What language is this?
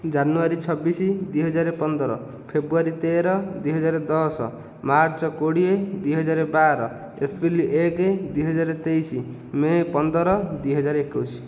Odia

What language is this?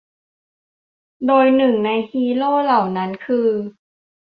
Thai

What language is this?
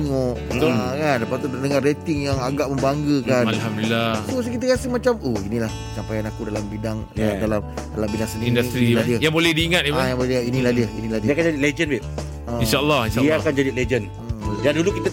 Malay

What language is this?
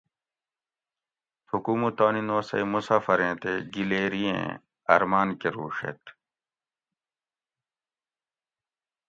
Gawri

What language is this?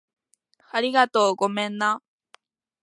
Japanese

